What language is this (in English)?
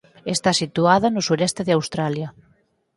Galician